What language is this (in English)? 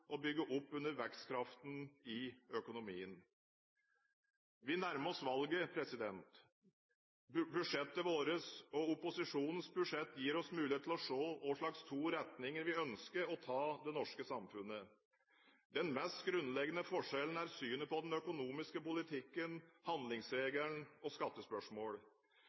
Norwegian Bokmål